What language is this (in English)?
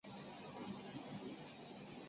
Chinese